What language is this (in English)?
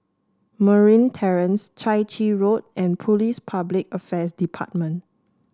English